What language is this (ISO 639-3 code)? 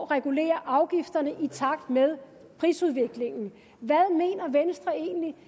dan